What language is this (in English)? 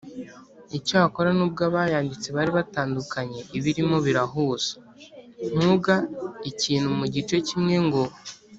Kinyarwanda